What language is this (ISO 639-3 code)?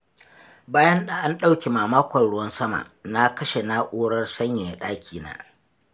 hau